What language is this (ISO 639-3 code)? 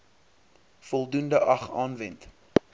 afr